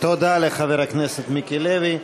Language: Hebrew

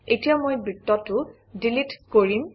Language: Assamese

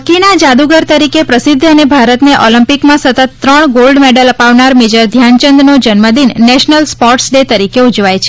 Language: Gujarati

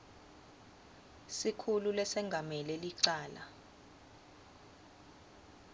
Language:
Swati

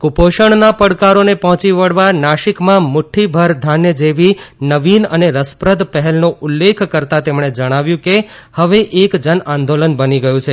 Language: Gujarati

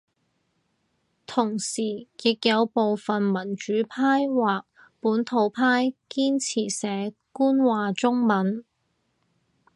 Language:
Cantonese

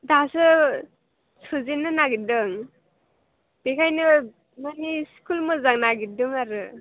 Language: Bodo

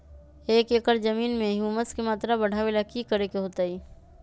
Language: Magahi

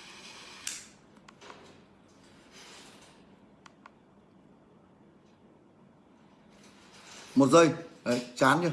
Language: Vietnamese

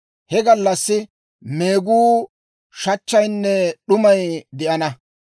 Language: Dawro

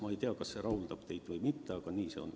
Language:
Estonian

